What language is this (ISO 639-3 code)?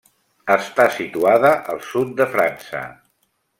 cat